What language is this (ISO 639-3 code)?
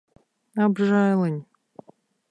lav